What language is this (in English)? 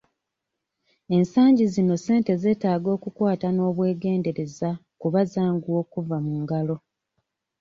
Ganda